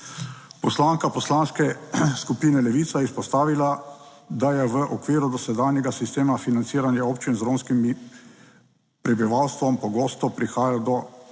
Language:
Slovenian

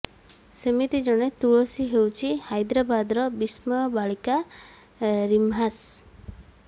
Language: Odia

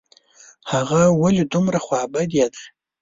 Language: Pashto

